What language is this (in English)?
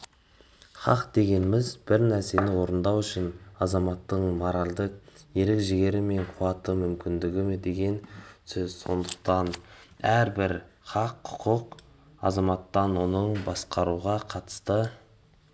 Kazakh